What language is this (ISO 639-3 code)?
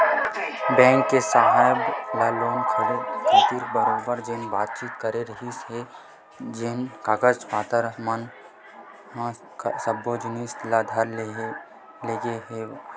hne